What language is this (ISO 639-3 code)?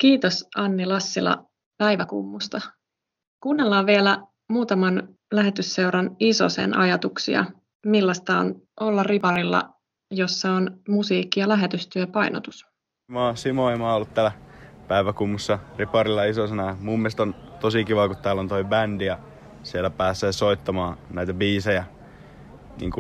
fin